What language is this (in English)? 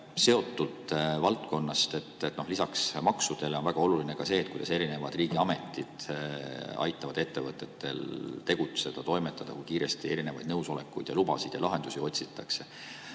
Estonian